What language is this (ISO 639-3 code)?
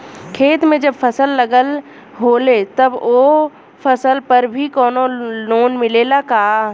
bho